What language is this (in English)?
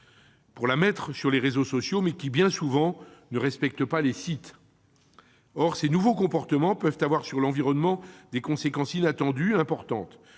French